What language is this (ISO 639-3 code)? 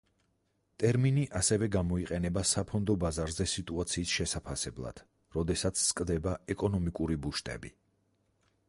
kat